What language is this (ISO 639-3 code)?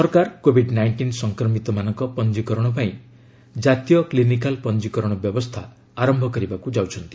ori